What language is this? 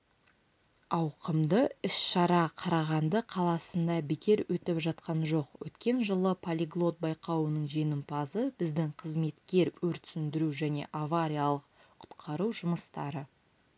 Kazakh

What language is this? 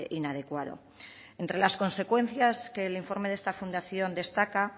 Spanish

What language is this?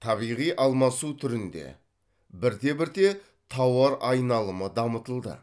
Kazakh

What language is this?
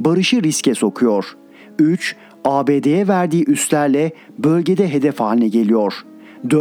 Turkish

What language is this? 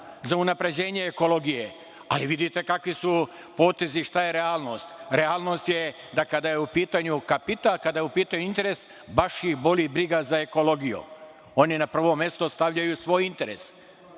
Serbian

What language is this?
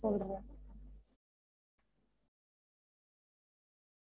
Tamil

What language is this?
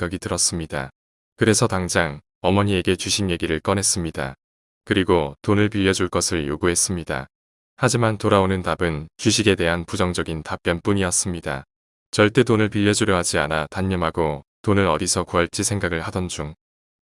Korean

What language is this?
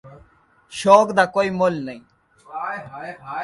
Urdu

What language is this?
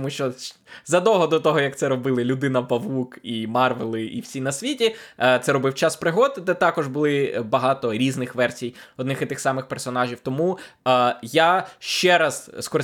Ukrainian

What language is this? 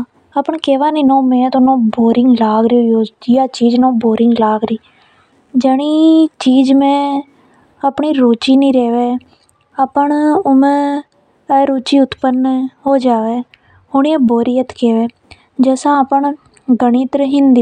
Hadothi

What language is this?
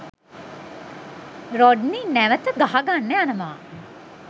Sinhala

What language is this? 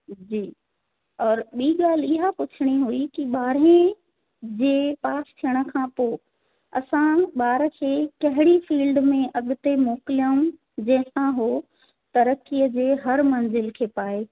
Sindhi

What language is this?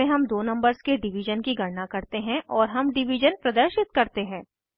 Hindi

